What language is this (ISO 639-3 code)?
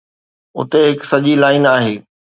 snd